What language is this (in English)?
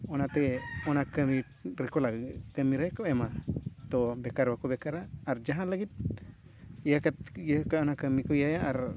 Santali